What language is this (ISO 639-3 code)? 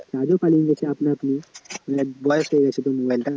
ben